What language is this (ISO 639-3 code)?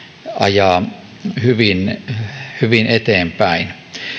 fin